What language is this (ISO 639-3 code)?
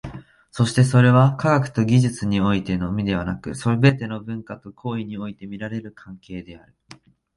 jpn